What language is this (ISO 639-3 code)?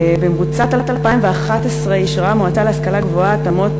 heb